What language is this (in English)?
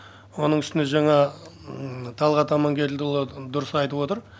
Kazakh